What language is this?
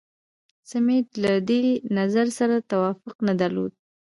Pashto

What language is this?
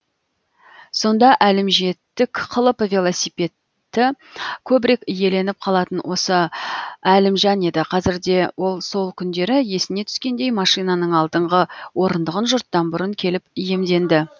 Kazakh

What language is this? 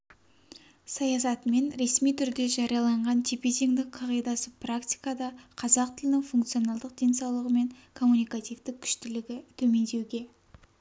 Kazakh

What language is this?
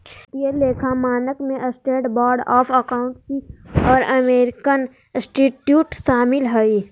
Magahi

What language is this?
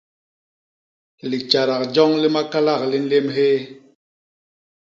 Basaa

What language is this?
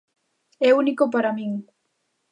Galician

